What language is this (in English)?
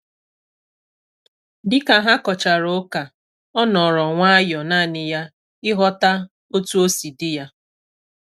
Igbo